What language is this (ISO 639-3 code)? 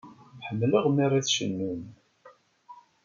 kab